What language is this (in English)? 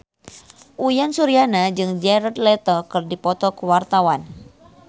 Sundanese